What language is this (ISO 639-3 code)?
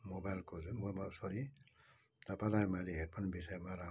nep